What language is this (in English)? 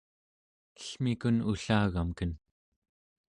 Central Yupik